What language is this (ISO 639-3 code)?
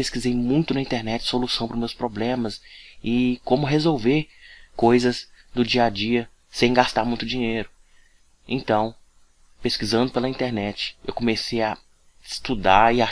por